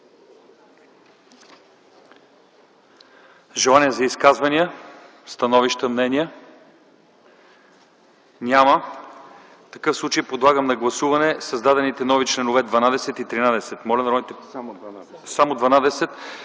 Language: Bulgarian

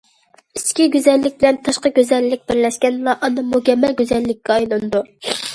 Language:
Uyghur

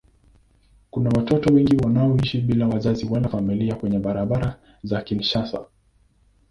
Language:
Swahili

